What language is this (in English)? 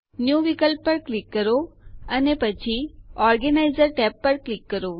Gujarati